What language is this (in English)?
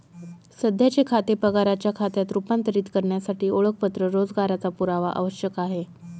Marathi